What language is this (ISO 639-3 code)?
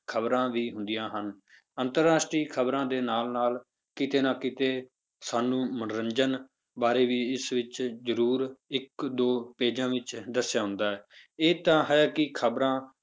pan